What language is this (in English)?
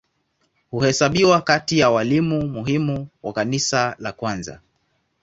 Swahili